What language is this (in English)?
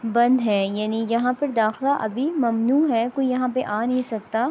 Urdu